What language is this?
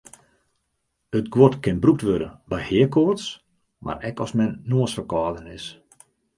Western Frisian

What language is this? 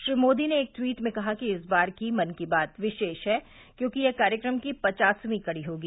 Hindi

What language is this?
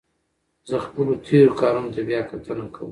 Pashto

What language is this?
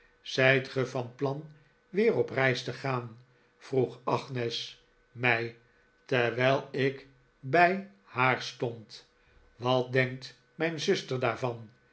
Dutch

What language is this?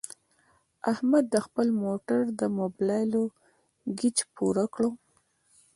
Pashto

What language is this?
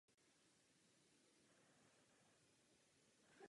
Czech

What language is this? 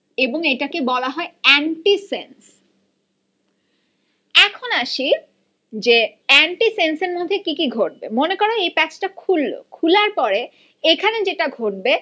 Bangla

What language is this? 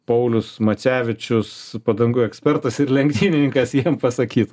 Lithuanian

